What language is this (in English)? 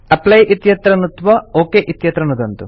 Sanskrit